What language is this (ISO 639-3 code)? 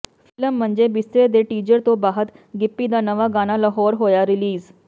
pan